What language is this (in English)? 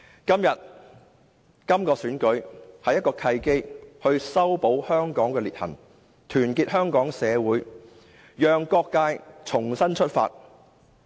Cantonese